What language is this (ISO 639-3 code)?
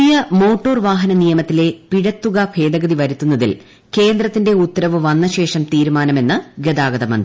mal